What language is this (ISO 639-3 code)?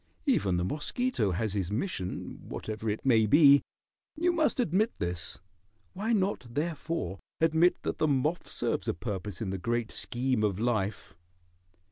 eng